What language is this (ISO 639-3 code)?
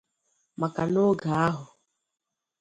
ibo